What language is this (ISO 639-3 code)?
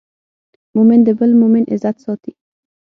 pus